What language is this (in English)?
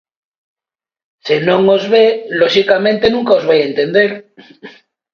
Galician